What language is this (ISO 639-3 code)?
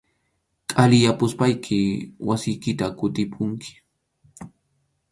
qxu